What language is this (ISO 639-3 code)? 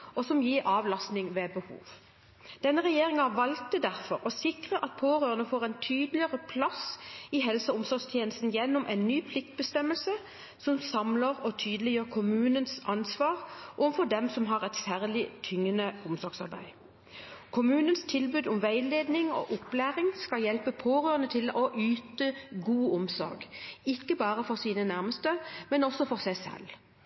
nob